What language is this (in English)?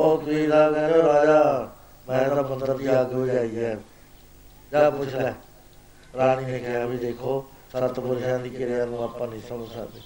Punjabi